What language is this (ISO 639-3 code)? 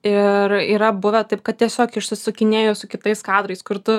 lit